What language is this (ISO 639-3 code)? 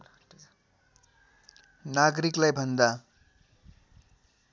nep